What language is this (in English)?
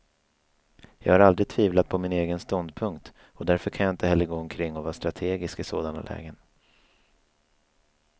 Swedish